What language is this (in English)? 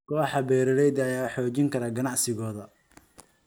Somali